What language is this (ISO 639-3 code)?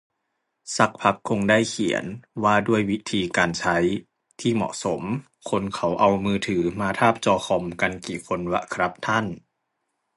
tha